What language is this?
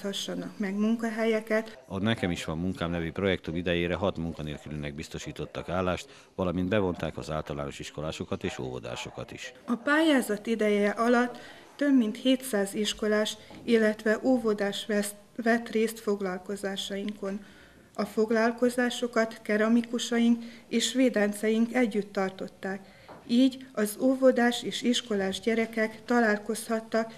Hungarian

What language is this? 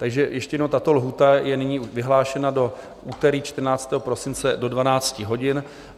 Czech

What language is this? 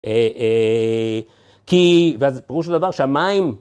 Hebrew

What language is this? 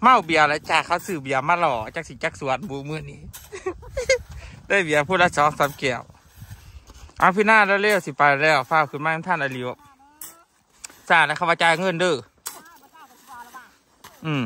Thai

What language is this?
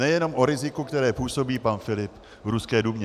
Czech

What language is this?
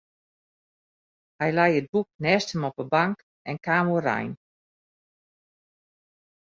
Western Frisian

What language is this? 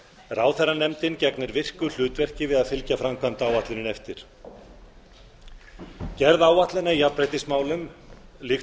Icelandic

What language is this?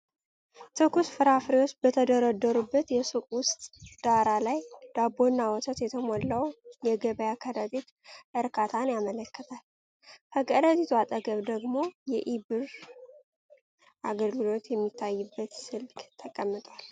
Amharic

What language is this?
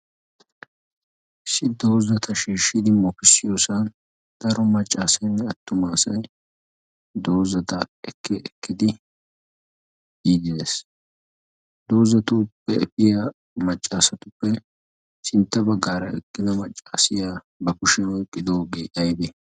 Wolaytta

